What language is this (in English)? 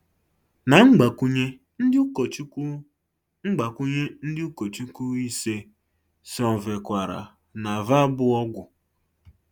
Igbo